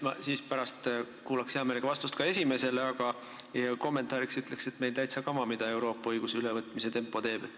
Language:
Estonian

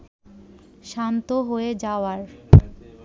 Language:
Bangla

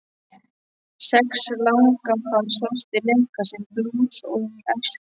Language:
Icelandic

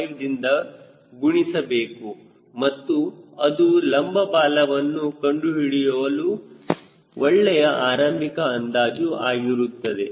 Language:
Kannada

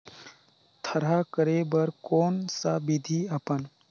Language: Chhattisgarhi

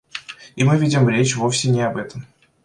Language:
Russian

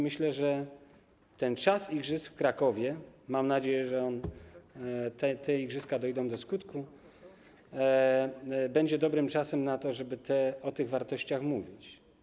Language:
Polish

